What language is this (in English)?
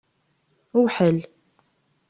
Kabyle